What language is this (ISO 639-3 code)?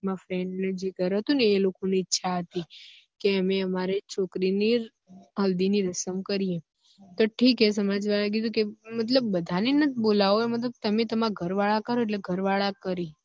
guj